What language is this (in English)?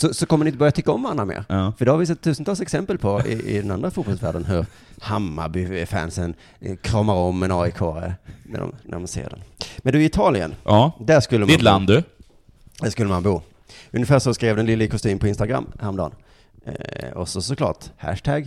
Swedish